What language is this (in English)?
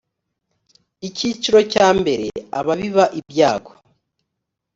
Kinyarwanda